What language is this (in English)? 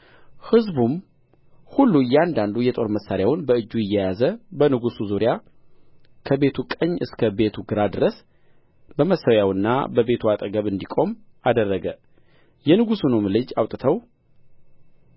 Amharic